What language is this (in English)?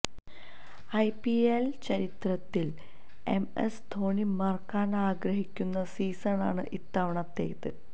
Malayalam